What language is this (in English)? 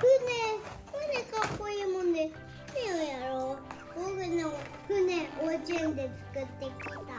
Japanese